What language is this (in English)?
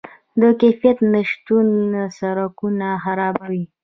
Pashto